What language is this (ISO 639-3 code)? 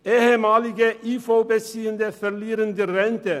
gsw